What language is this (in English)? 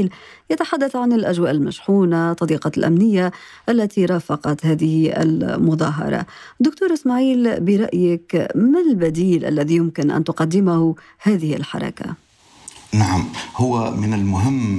Arabic